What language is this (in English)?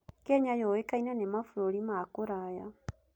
Kikuyu